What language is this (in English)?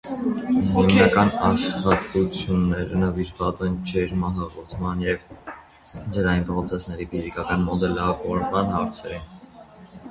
Armenian